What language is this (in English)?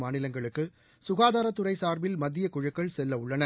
Tamil